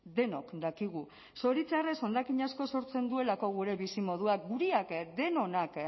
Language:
Basque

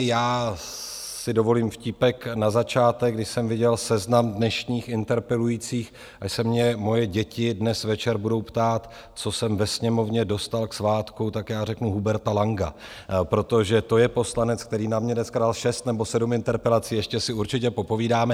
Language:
Czech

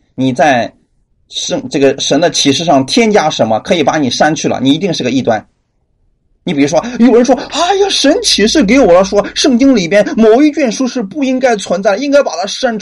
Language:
Chinese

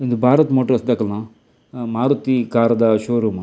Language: Tulu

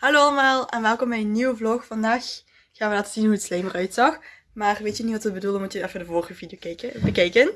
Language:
Dutch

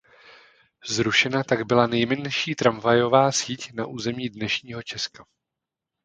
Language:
Czech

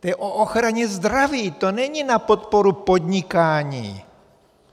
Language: Czech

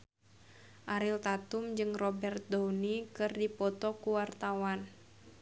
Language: Sundanese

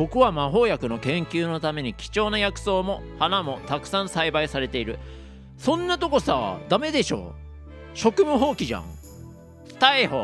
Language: Japanese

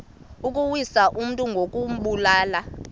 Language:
Xhosa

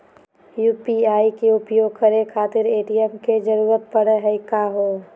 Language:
Magahi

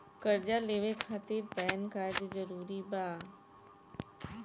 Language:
Bhojpuri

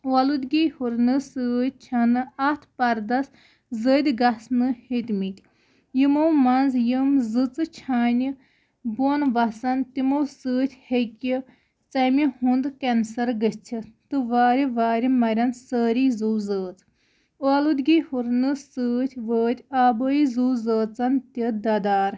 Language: Kashmiri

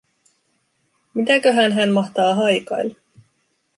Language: Finnish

